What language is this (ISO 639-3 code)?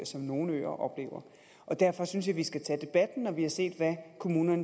dan